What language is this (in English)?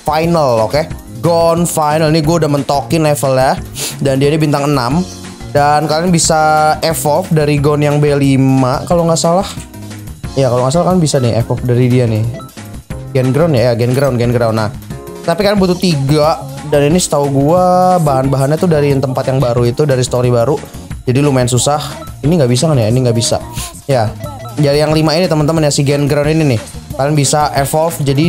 Indonesian